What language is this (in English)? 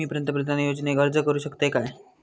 Marathi